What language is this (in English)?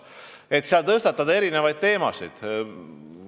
Estonian